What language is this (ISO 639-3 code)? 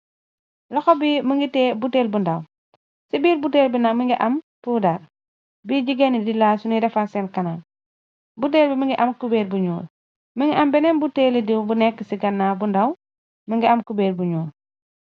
wol